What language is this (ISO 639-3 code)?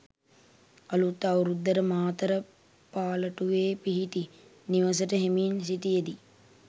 sin